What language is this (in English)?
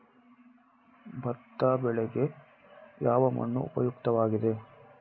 Kannada